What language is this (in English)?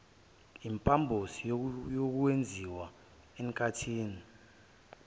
Zulu